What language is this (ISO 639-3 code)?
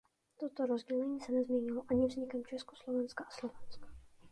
ces